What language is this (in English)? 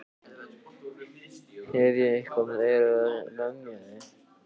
Icelandic